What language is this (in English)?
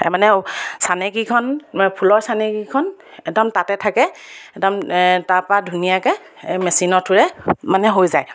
Assamese